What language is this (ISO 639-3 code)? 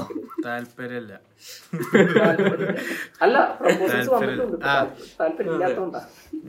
mal